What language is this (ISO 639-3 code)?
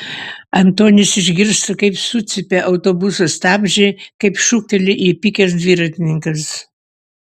lit